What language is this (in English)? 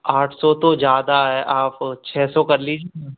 Hindi